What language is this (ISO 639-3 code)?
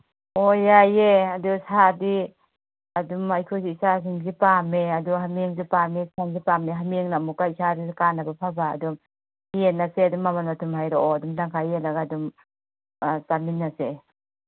mni